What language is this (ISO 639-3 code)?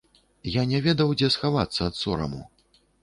bel